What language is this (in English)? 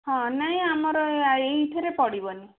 Odia